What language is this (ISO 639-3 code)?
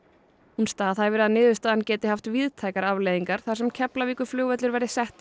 isl